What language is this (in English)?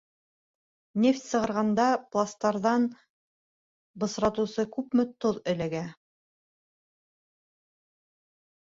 Bashkir